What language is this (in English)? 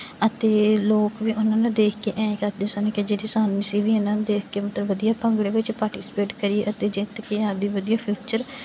Punjabi